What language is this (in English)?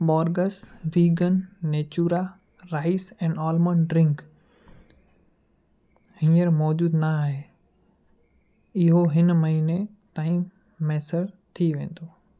Sindhi